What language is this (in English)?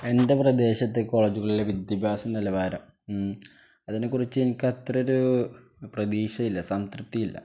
Malayalam